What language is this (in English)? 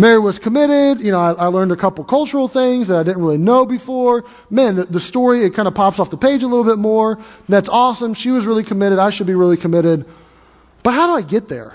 English